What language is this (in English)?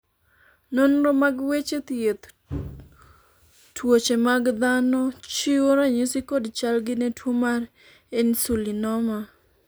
Luo (Kenya and Tanzania)